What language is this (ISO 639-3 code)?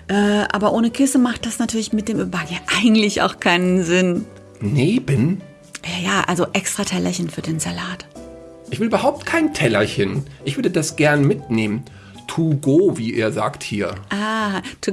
deu